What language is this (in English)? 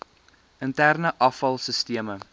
Afrikaans